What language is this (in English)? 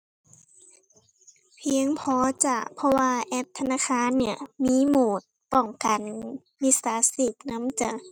Thai